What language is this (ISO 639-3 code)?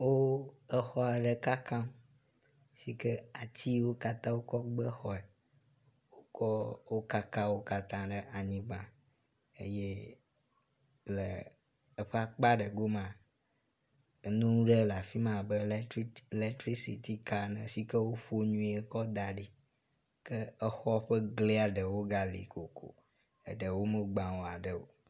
ewe